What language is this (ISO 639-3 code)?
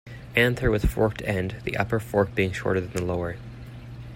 eng